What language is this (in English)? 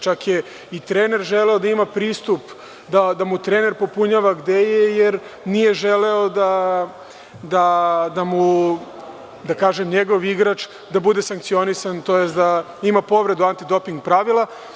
Serbian